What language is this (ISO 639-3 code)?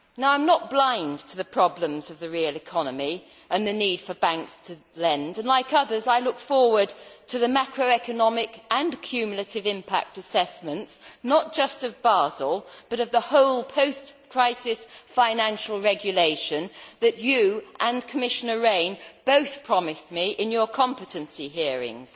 eng